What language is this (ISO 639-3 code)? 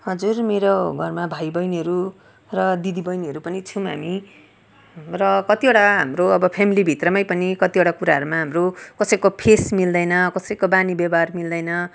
nep